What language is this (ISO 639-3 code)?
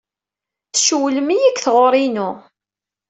kab